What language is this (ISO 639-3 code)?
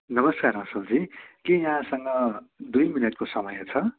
nep